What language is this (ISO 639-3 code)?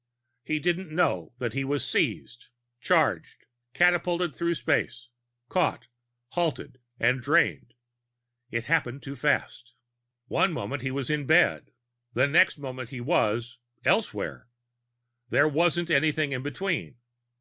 eng